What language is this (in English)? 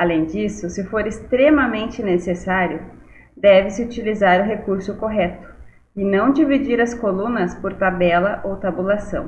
Portuguese